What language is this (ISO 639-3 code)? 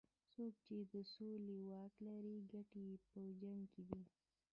pus